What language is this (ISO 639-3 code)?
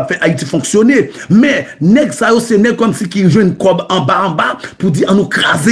fra